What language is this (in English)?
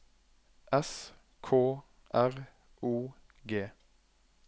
Norwegian